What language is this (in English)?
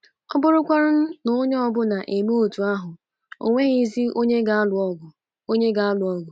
Igbo